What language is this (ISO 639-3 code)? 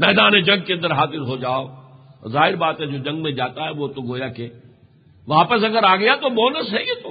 urd